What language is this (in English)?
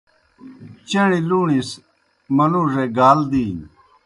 Kohistani Shina